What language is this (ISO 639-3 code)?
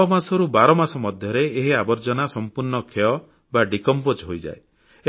ori